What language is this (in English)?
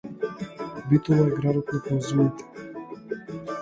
Macedonian